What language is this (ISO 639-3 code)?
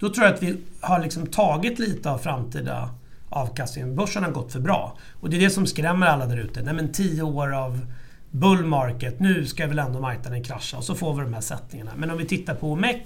swe